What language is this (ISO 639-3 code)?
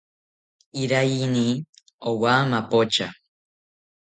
cpy